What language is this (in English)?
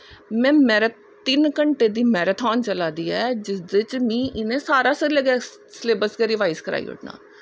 Dogri